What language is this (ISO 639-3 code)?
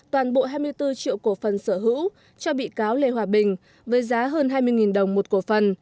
vie